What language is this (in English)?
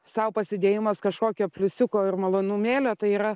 Lithuanian